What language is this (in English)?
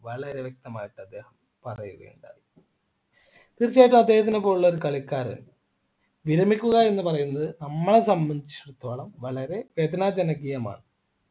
Malayalam